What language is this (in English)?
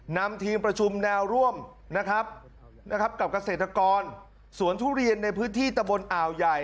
Thai